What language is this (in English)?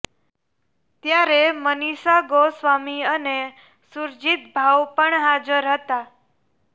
Gujarati